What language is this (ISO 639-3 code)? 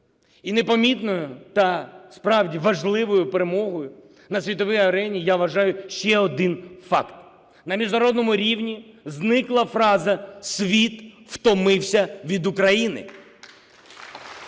ukr